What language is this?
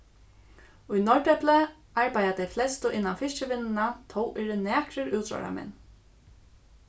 Faroese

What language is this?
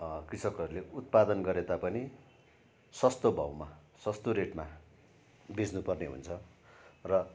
Nepali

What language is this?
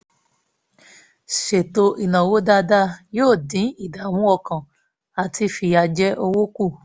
Yoruba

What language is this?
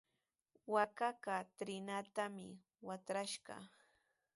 Sihuas Ancash Quechua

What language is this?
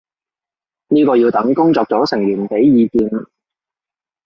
Cantonese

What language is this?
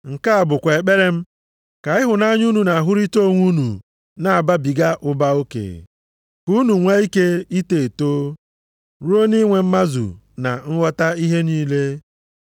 Igbo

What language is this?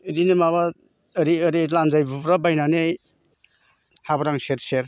Bodo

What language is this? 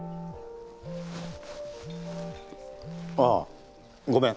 Japanese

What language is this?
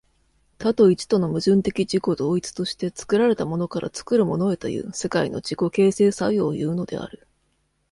Japanese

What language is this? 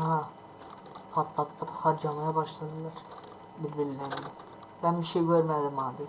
Turkish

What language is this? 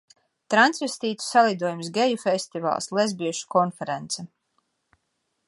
Latvian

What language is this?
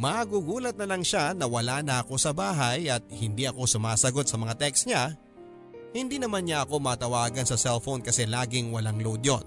Filipino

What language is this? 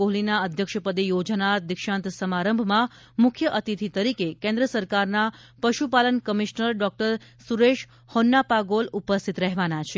Gujarati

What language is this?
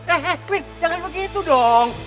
Indonesian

